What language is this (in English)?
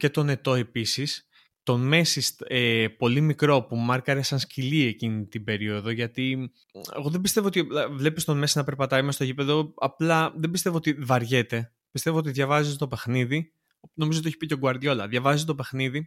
Greek